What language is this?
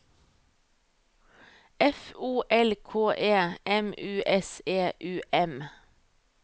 Norwegian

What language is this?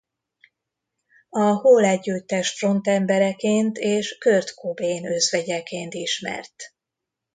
Hungarian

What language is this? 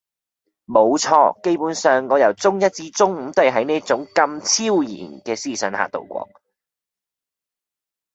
Cantonese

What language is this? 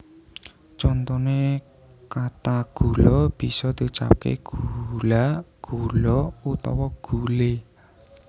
Javanese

